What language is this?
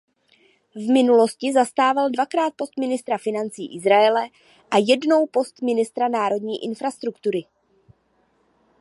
Czech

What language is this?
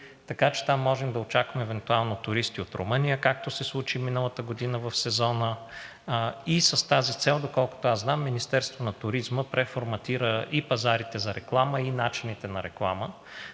Bulgarian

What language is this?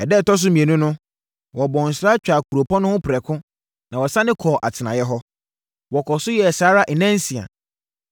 Akan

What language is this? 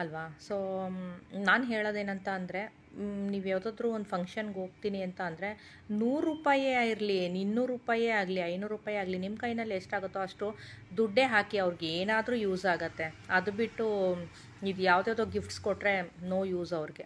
Kannada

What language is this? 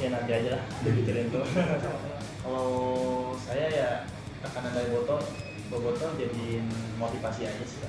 Indonesian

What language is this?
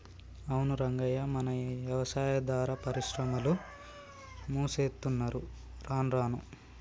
Telugu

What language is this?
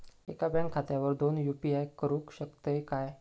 Marathi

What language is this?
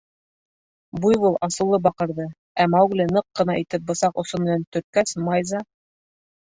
Bashkir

